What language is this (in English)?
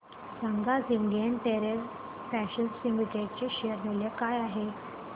Marathi